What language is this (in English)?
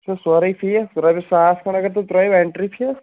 Kashmiri